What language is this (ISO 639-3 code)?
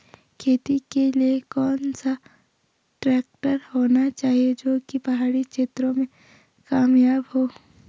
hin